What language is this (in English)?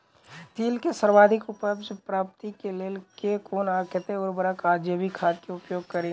Maithili